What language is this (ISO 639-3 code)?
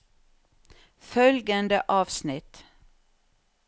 nor